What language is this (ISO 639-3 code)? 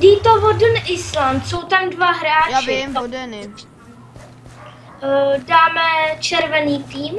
ces